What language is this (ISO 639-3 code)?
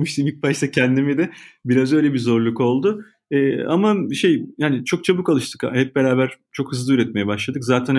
tur